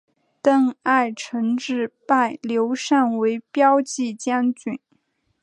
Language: Chinese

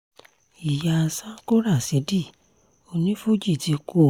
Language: Yoruba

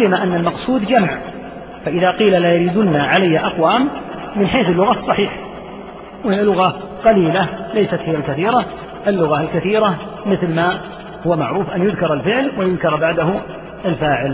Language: Arabic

